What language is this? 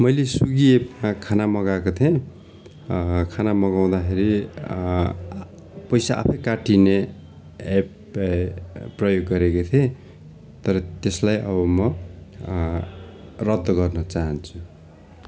Nepali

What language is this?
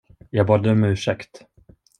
Swedish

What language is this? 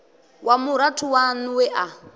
Venda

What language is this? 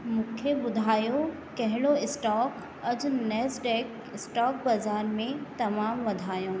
Sindhi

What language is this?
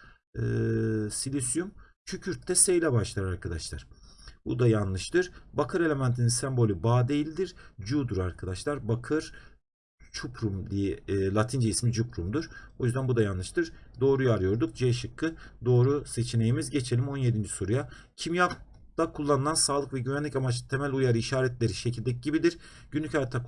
Turkish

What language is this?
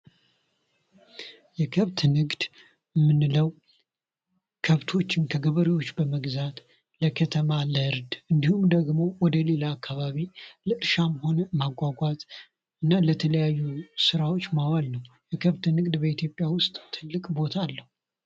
Amharic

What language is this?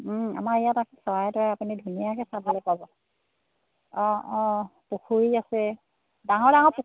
Assamese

